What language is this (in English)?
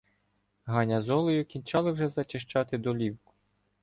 Ukrainian